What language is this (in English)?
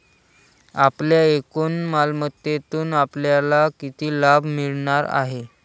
Marathi